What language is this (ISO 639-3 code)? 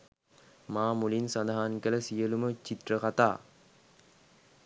sin